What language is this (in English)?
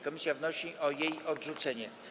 Polish